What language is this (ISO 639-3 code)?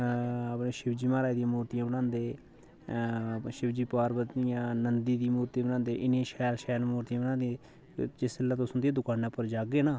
doi